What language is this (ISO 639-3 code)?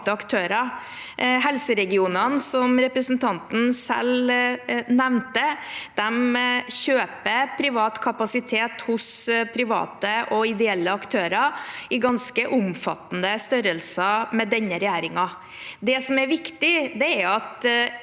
nor